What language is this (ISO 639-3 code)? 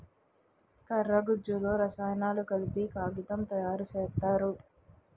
tel